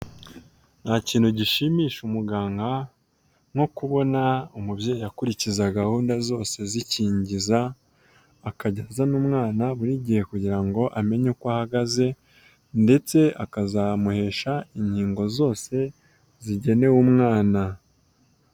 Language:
Kinyarwanda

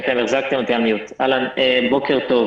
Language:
Hebrew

